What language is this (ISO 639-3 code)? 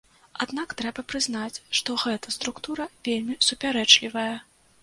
bel